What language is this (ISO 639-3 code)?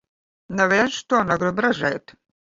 lav